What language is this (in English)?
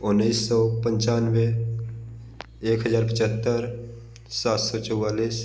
Hindi